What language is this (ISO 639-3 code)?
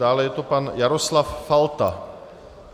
ces